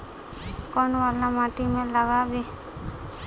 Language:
Magahi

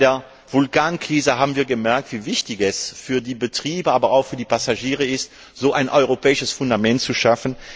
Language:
German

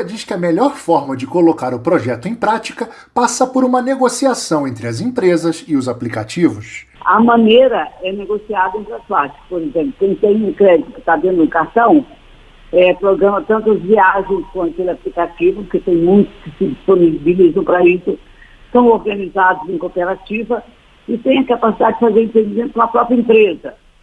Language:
Portuguese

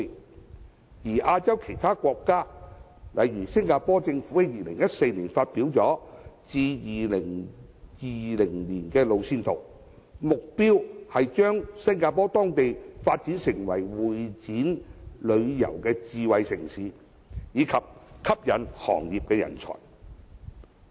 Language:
Cantonese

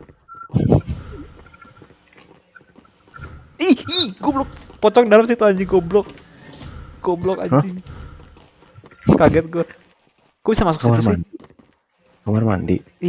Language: Indonesian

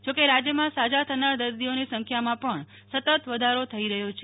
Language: Gujarati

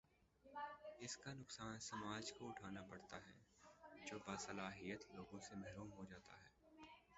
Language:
Urdu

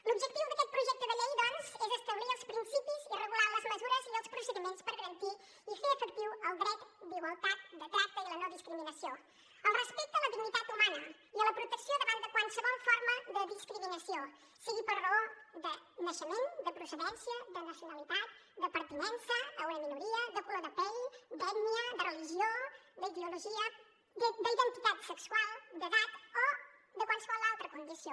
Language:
Catalan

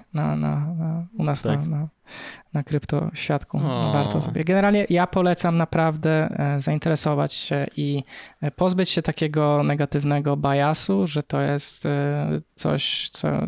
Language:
Polish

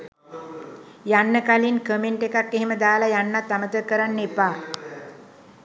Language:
Sinhala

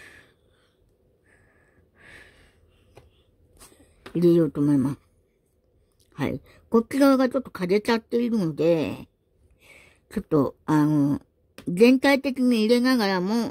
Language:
Japanese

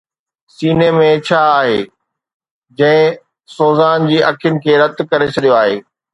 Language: Sindhi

